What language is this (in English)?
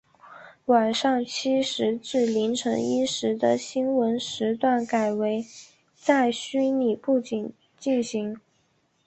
Chinese